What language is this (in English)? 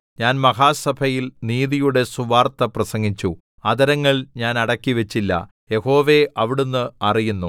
Malayalam